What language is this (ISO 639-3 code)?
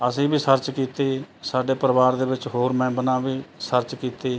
pan